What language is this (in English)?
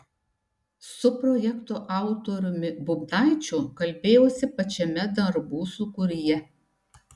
Lithuanian